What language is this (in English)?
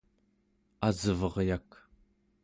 Central Yupik